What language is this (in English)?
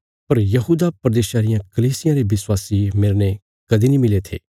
Bilaspuri